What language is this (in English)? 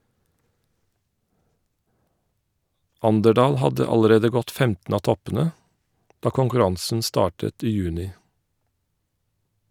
Norwegian